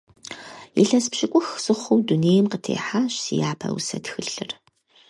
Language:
Kabardian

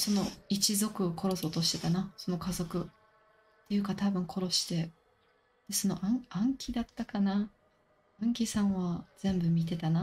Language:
Japanese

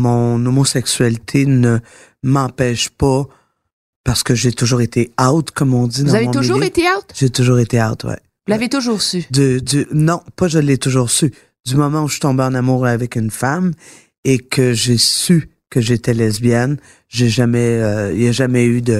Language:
French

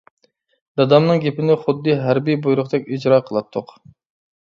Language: Uyghur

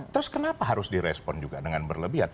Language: Indonesian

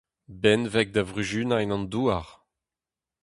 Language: Breton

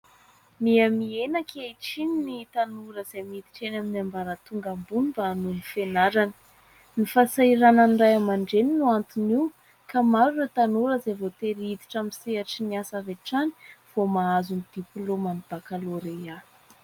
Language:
Malagasy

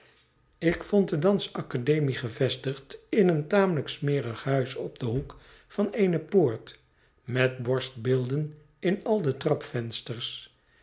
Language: Dutch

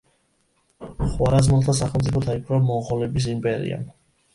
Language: Georgian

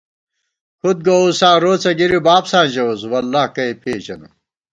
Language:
Gawar-Bati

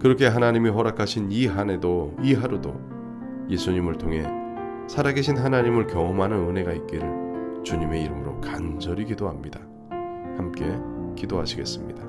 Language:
Korean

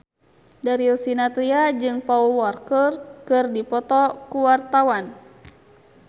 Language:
Sundanese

